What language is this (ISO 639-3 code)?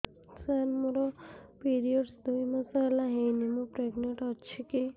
ori